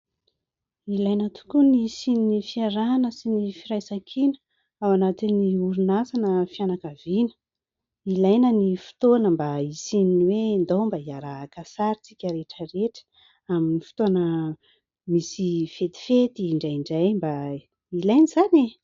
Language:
Malagasy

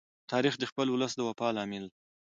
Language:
Pashto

